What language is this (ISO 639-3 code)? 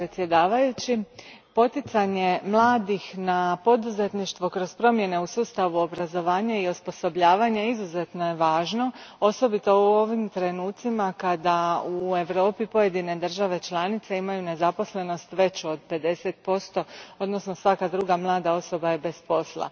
hrv